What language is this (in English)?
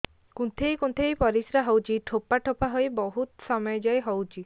Odia